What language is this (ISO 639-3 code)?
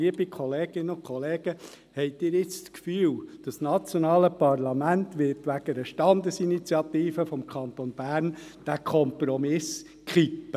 gsw